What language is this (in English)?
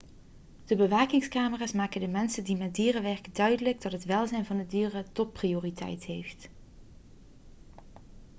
Dutch